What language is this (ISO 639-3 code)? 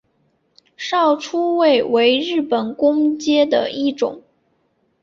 zho